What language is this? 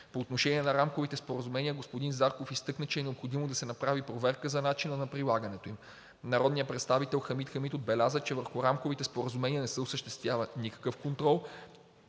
Bulgarian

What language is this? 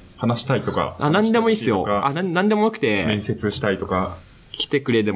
Japanese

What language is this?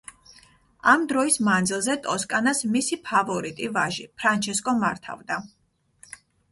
Georgian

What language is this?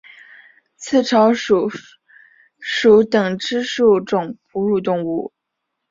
Chinese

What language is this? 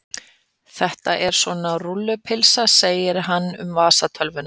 Icelandic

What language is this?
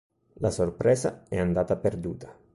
Italian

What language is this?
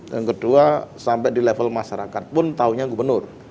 Indonesian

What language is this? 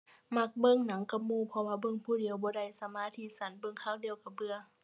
Thai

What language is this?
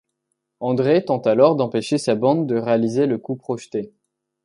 French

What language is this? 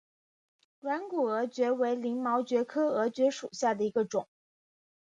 Chinese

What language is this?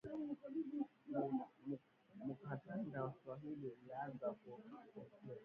Swahili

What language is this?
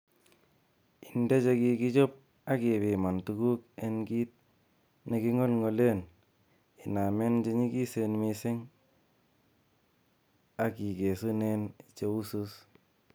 Kalenjin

